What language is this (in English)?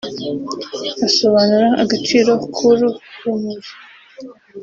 Kinyarwanda